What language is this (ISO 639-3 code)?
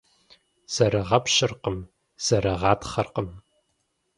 kbd